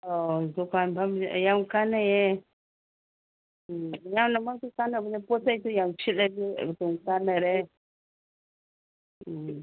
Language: Manipuri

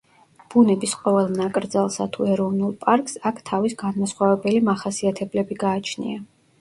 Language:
Georgian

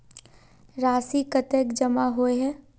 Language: Magahi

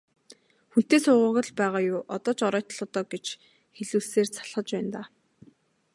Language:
Mongolian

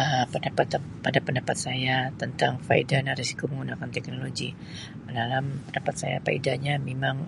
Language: Sabah Malay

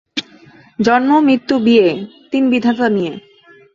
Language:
Bangla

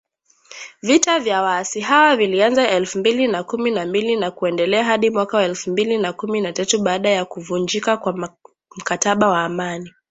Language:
Swahili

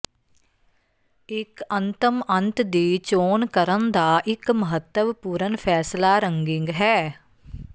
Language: Punjabi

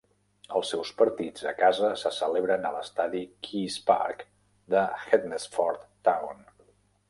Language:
Catalan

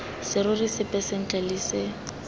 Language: Tswana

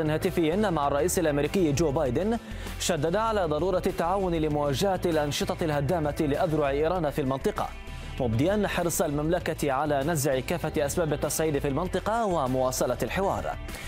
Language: Arabic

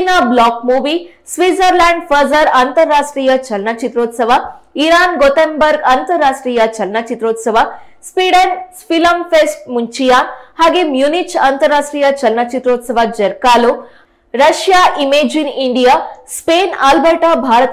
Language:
Hindi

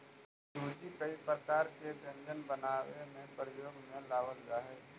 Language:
Magahi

